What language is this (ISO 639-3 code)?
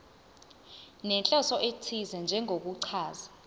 zul